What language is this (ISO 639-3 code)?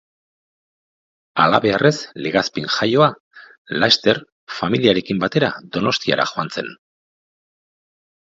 eus